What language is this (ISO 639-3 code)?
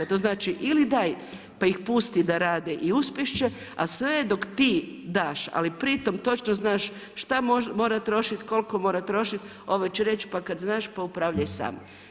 hrv